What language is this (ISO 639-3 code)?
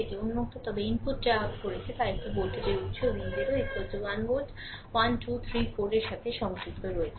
ben